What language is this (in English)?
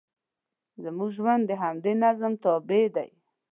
Pashto